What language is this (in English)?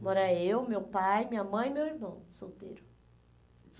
Portuguese